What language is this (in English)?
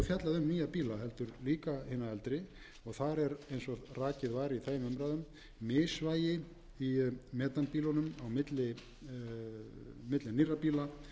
Icelandic